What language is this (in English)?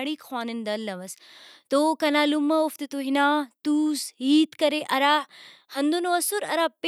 Brahui